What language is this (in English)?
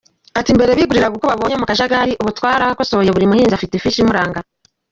Kinyarwanda